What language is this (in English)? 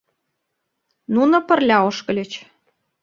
Mari